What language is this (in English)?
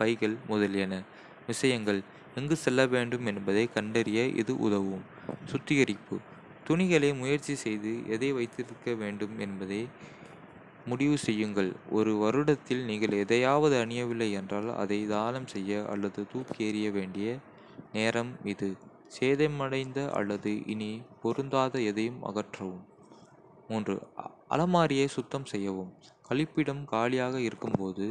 Kota (India)